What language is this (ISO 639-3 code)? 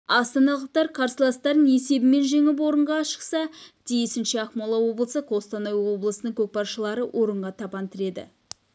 kaz